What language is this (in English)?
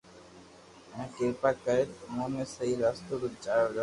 Loarki